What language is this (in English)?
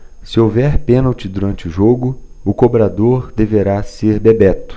Portuguese